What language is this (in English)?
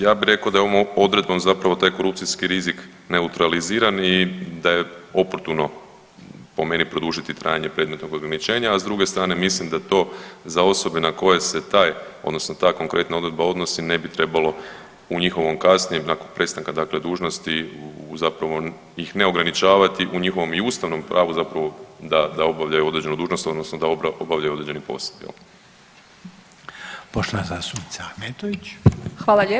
Croatian